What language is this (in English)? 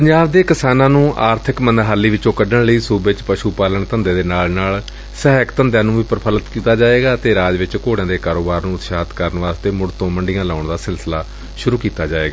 Punjabi